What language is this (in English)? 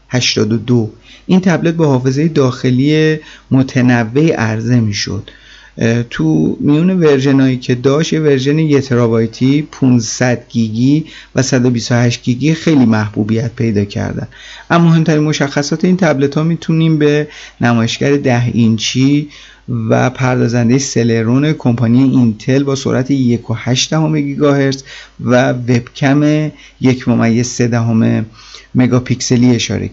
Persian